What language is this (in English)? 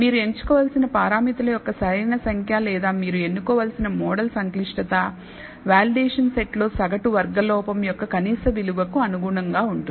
Telugu